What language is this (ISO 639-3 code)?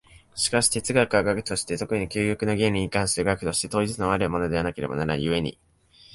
jpn